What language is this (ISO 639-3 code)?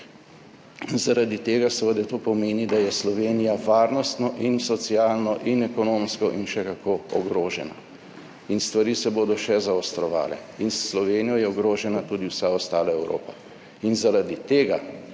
slv